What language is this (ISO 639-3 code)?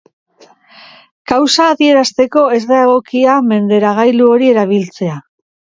eus